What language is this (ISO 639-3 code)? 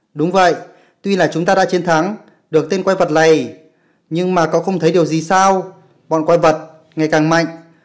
vie